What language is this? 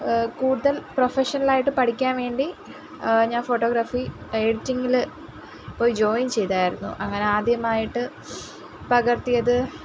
Malayalam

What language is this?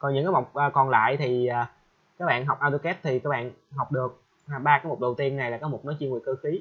Vietnamese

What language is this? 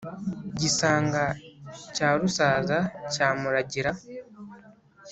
Kinyarwanda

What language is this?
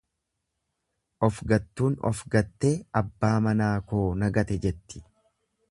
Oromo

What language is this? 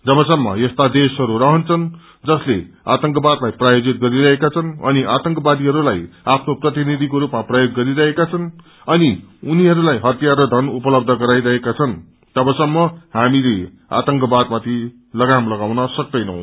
Nepali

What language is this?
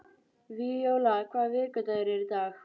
Icelandic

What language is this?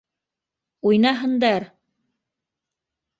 Bashkir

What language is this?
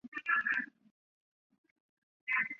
Chinese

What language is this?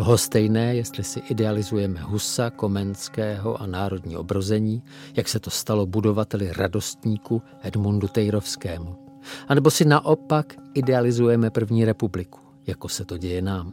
Czech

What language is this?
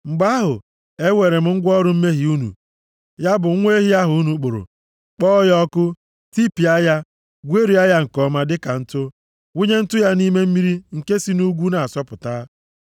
Igbo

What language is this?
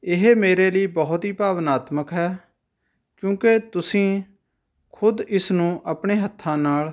Punjabi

